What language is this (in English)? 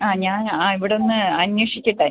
Malayalam